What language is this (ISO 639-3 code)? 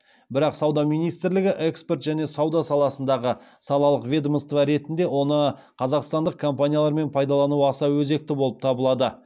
kaz